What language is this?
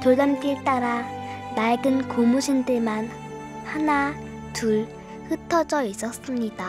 Korean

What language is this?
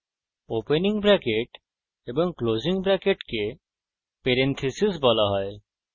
Bangla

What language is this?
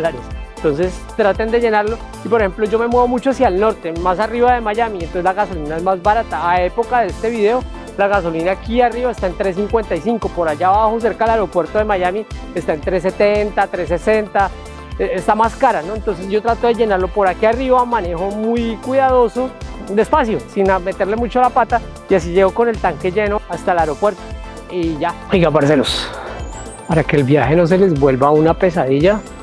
Spanish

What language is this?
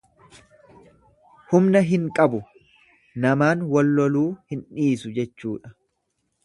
Oromo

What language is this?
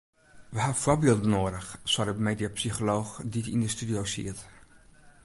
Western Frisian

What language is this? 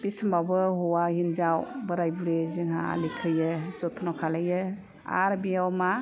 Bodo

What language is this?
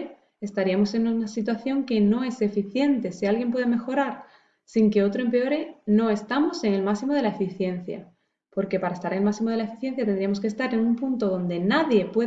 Spanish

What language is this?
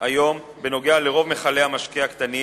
Hebrew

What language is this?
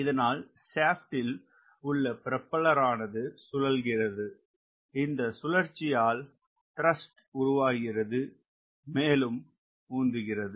Tamil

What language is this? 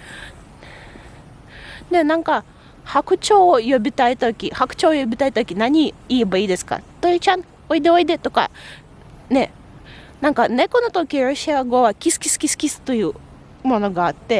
Japanese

